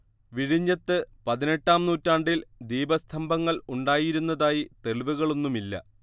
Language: Malayalam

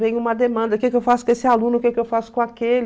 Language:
Portuguese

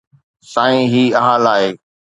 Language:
Sindhi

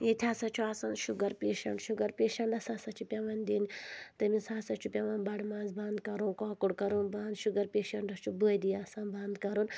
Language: Kashmiri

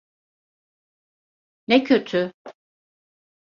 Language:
Turkish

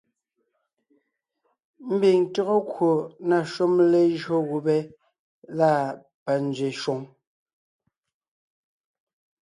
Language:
Ngiemboon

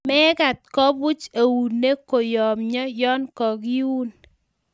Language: Kalenjin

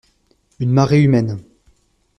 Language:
French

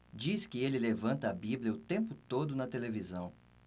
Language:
Portuguese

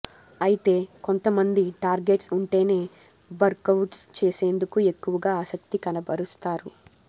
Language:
Telugu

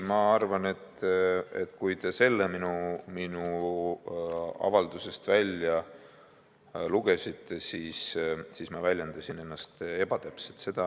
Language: Estonian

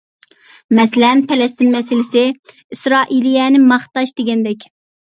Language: Uyghur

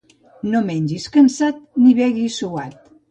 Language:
Catalan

